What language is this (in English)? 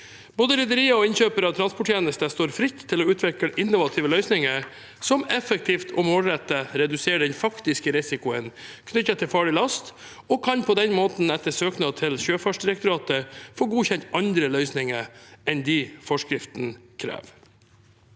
Norwegian